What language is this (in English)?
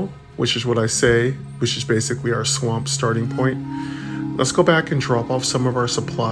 English